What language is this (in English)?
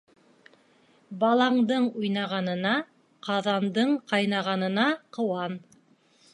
Bashkir